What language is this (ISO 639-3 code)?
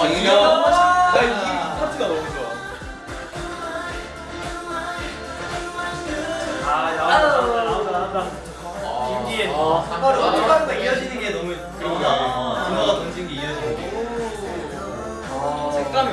kor